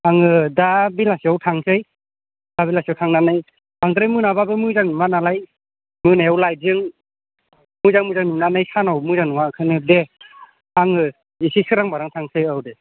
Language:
Bodo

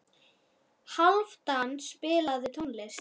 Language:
Icelandic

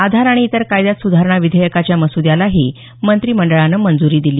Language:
Marathi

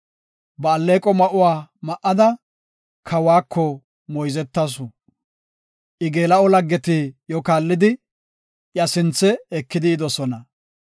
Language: Gofa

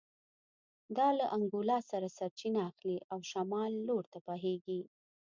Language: Pashto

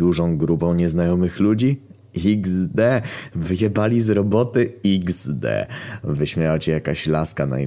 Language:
Polish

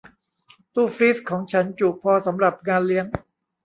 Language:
Thai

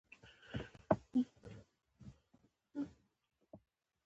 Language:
Pashto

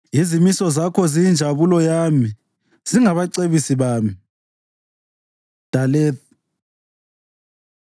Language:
North Ndebele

